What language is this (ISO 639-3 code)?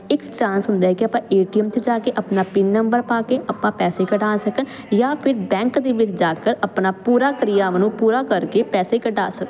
pan